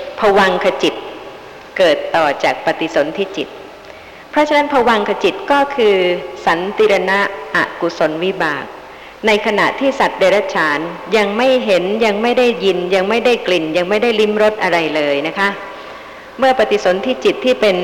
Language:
Thai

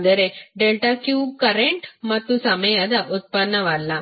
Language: Kannada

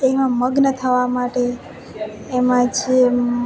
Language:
Gujarati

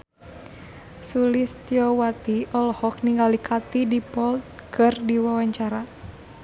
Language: Sundanese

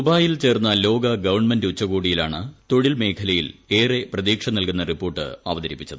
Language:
Malayalam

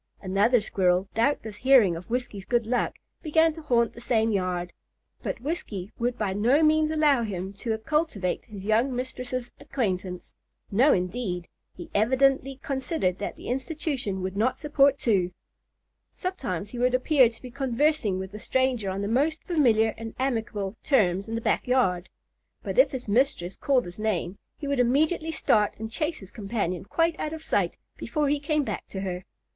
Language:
English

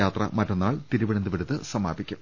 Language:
Malayalam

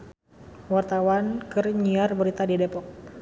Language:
Sundanese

